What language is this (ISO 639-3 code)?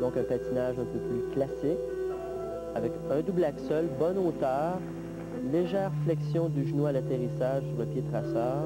fra